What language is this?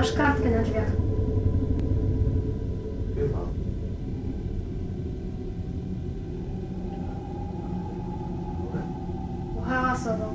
Polish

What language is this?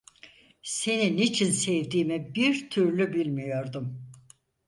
Turkish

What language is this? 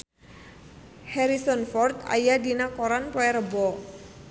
Sundanese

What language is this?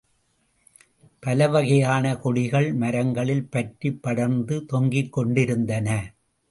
Tamil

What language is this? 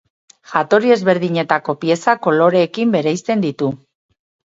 Basque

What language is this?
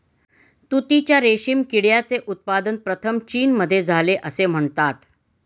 Marathi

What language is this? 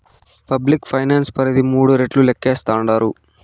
Telugu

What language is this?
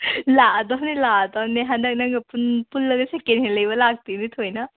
Manipuri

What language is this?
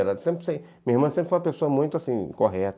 Portuguese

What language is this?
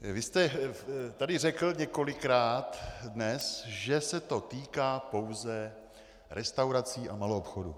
Czech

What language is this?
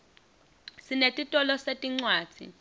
Swati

